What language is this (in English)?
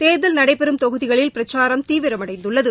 Tamil